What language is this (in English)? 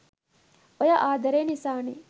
Sinhala